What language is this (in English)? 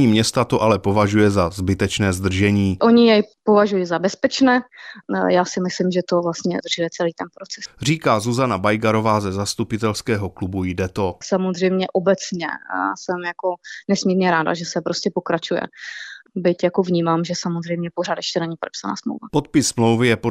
Czech